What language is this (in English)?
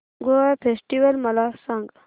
Marathi